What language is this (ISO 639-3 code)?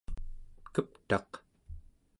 esu